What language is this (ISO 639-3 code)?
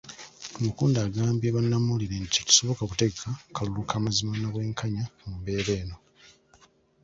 lug